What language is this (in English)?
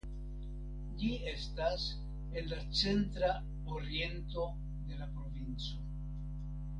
Esperanto